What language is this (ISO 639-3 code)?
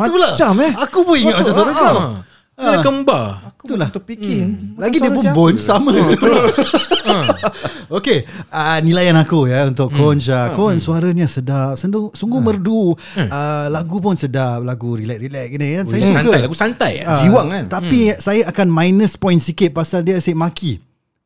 msa